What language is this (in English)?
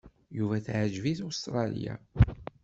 Kabyle